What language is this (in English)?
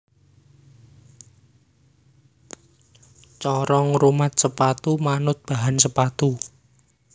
Javanese